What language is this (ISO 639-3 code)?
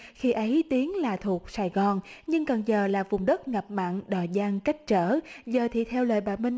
vie